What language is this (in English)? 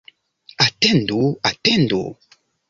Esperanto